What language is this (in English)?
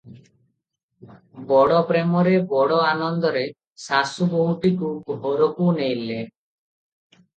Odia